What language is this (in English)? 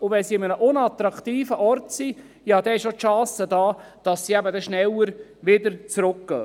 Swiss German